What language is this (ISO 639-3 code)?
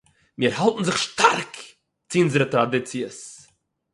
yid